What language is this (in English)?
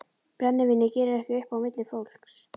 Icelandic